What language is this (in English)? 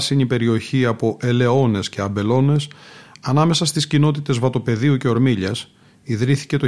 Greek